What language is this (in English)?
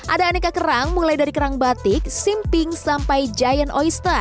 Indonesian